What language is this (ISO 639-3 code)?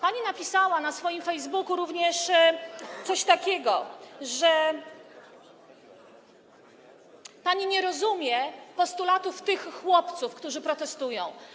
pol